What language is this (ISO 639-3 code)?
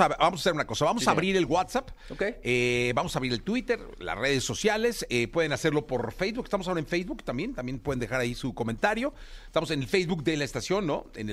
spa